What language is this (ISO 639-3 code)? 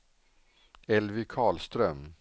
swe